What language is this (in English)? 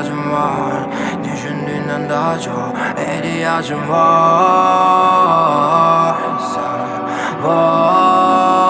Azerbaijani